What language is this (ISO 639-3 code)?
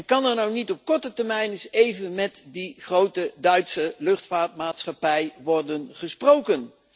nld